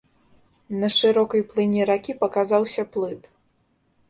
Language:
Belarusian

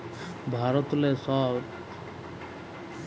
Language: Bangla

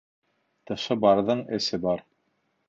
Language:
Bashkir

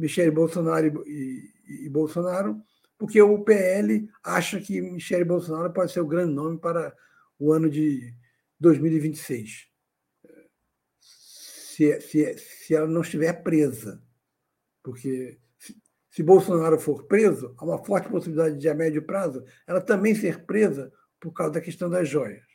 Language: Portuguese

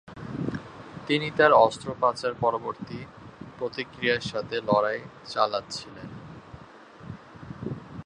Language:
Bangla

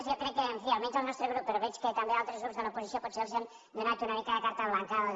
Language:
Catalan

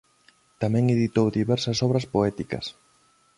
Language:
Galician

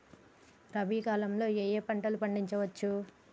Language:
Telugu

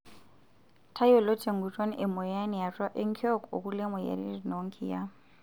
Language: Masai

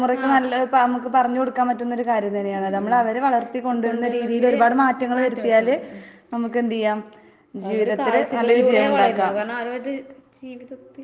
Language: Malayalam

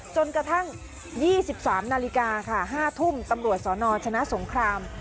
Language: Thai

